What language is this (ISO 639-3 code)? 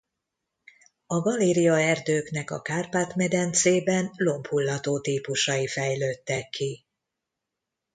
hun